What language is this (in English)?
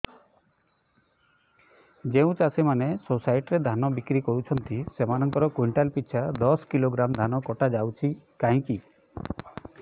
Odia